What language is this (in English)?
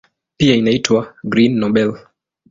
Swahili